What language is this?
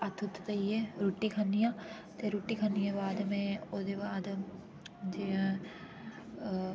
Dogri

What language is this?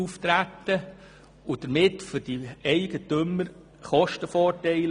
Swiss German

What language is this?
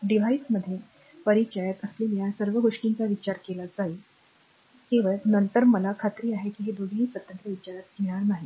Marathi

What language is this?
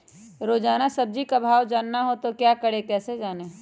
Magahi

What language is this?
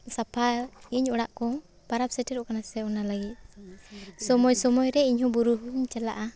Santali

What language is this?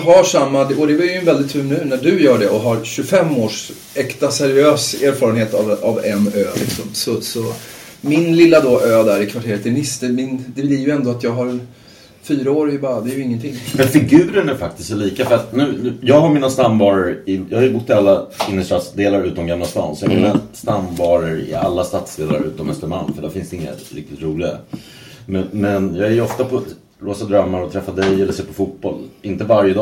Swedish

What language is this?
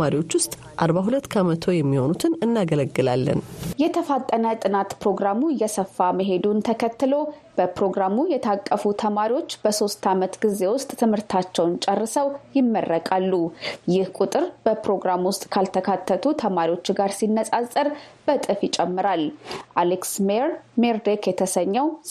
Amharic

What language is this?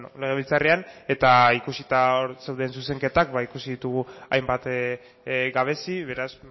Basque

